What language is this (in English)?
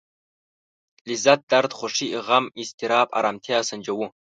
Pashto